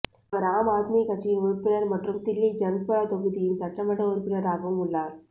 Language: Tamil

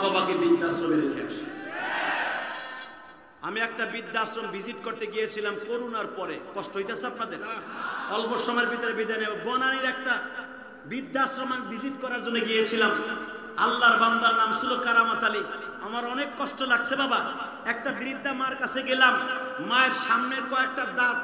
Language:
Arabic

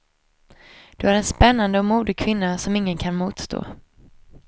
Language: Swedish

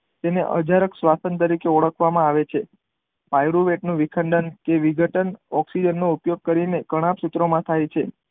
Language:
Gujarati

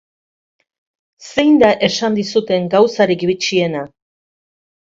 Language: Basque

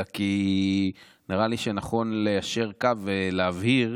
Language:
Hebrew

